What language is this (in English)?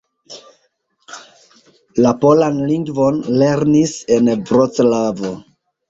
Esperanto